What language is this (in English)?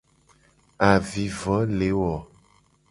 Gen